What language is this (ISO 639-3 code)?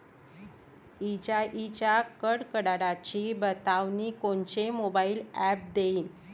mar